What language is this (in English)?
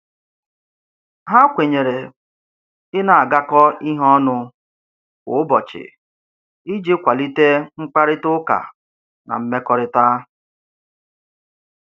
Igbo